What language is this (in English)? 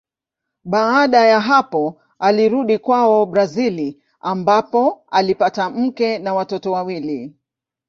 Swahili